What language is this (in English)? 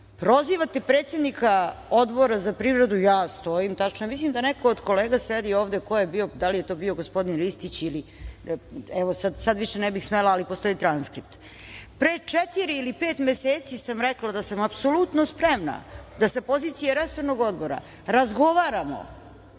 Serbian